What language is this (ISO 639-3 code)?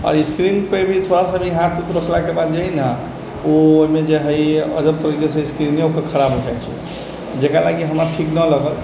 mai